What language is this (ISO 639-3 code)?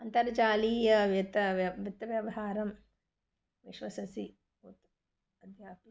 san